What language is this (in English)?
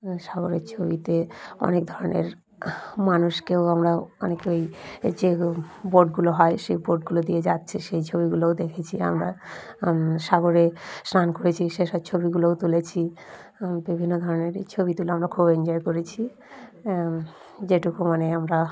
Bangla